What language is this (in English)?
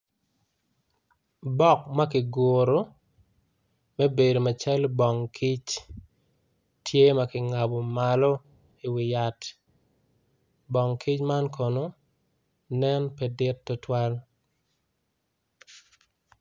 Acoli